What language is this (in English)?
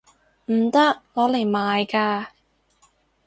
Cantonese